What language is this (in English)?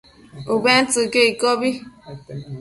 Matsés